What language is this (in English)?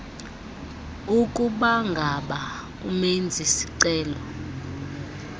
Xhosa